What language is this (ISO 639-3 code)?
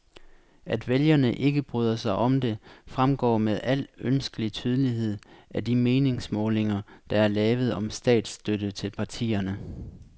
dan